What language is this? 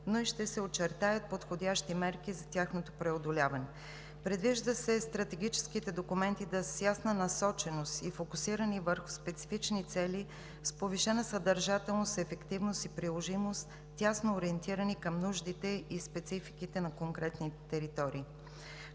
Bulgarian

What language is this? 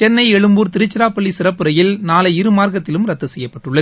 Tamil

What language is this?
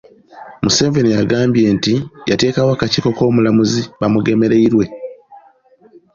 Ganda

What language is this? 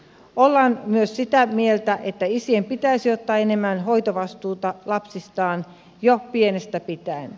Finnish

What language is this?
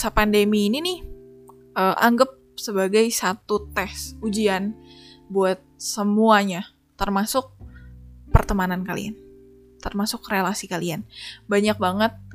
Indonesian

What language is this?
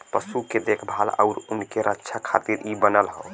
Bhojpuri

